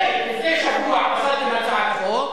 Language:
Hebrew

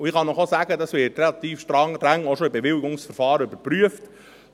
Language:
Swiss German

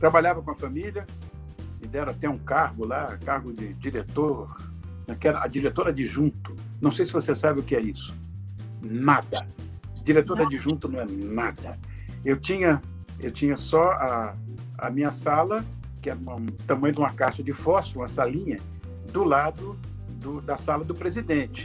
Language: Portuguese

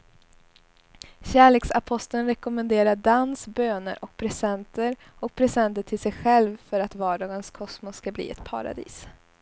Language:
Swedish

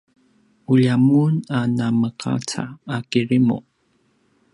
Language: Paiwan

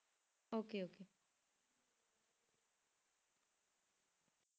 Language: Punjabi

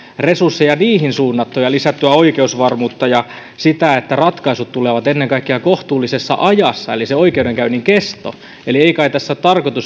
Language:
Finnish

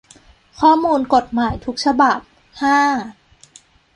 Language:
Thai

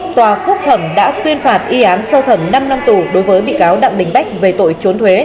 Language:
Vietnamese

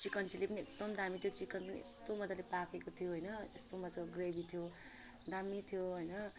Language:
Nepali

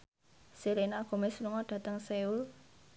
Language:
Javanese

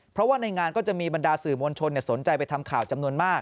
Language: Thai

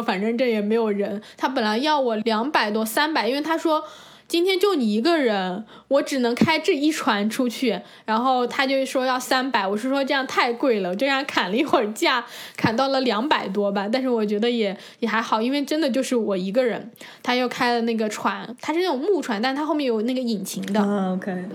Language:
Chinese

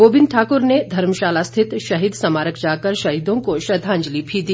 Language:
Hindi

